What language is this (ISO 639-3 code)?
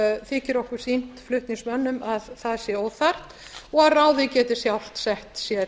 isl